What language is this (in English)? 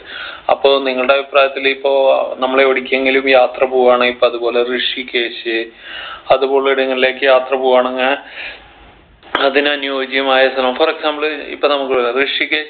Malayalam